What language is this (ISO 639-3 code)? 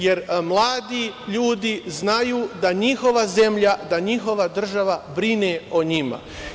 srp